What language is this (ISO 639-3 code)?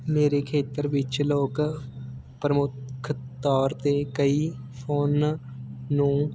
pan